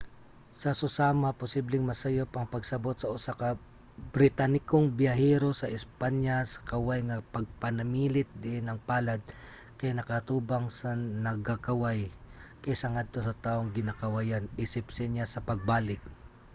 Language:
Cebuano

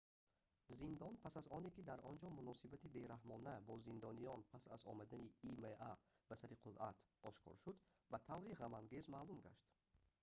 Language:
Tajik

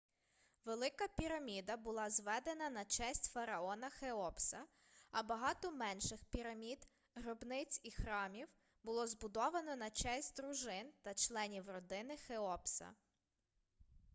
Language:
Ukrainian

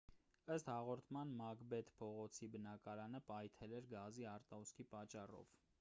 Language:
Armenian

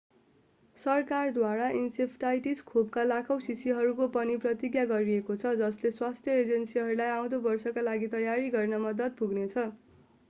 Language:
Nepali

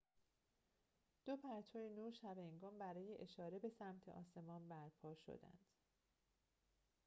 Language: Persian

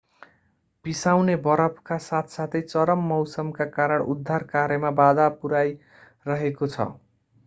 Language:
Nepali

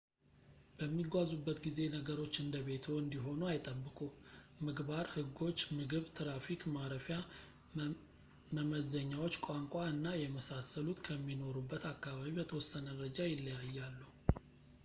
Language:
Amharic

